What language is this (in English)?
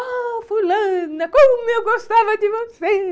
Portuguese